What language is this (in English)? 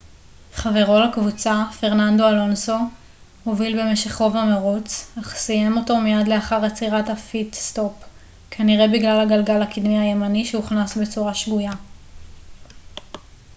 Hebrew